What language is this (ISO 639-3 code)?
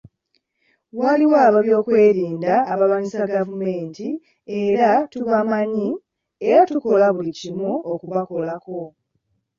lug